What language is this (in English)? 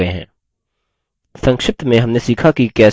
Hindi